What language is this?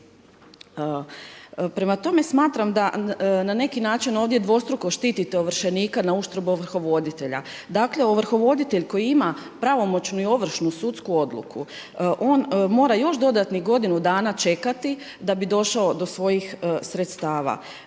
Croatian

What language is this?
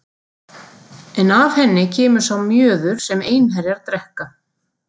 Icelandic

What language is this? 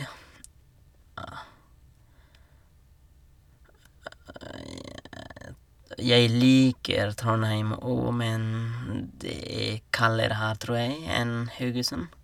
Norwegian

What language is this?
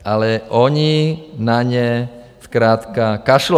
Czech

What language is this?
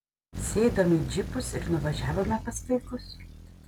Lithuanian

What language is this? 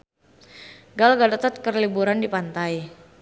Sundanese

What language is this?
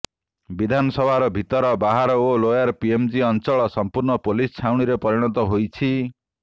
Odia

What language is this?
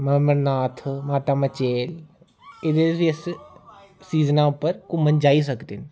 Dogri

